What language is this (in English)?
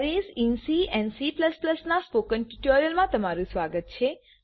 Gujarati